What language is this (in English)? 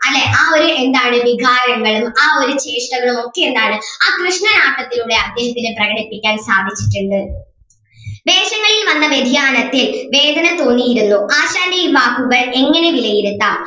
Malayalam